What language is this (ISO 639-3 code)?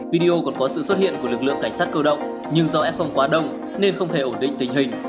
vie